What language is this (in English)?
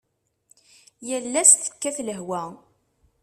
Kabyle